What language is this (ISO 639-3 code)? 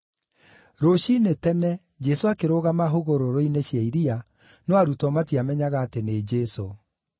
kik